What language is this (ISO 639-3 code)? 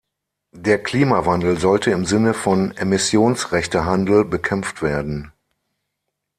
deu